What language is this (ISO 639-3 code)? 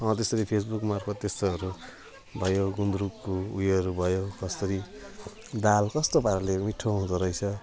nep